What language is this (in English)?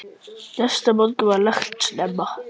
Icelandic